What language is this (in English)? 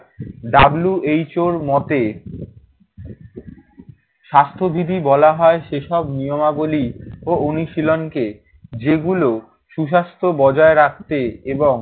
Bangla